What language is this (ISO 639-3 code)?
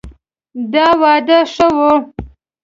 pus